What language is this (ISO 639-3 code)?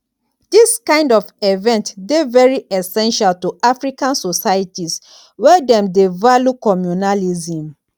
pcm